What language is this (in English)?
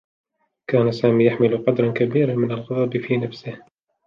Arabic